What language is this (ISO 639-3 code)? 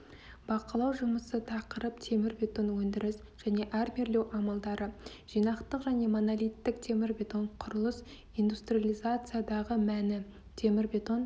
kaz